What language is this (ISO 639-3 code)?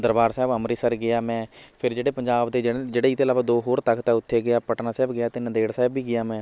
pan